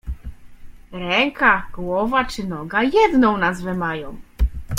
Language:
Polish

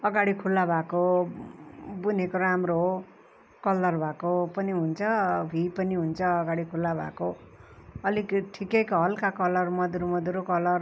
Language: Nepali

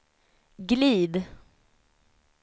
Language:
Swedish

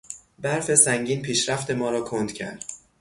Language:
Persian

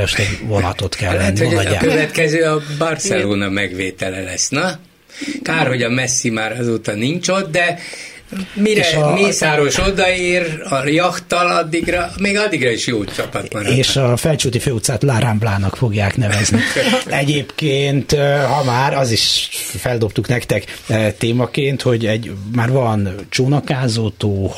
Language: Hungarian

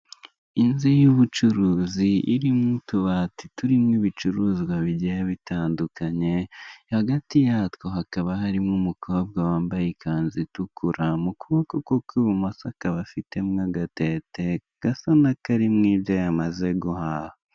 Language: Kinyarwanda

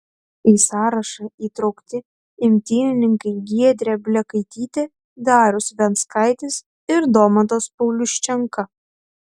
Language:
Lithuanian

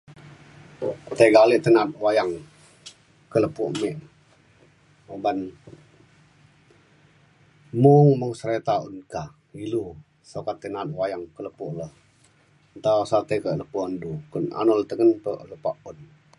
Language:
Mainstream Kenyah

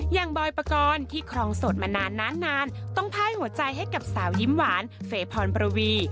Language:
Thai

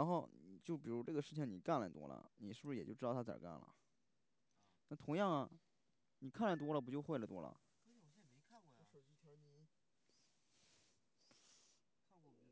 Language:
Chinese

